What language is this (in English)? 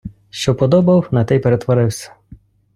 Ukrainian